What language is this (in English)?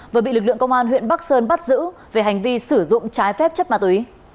Vietnamese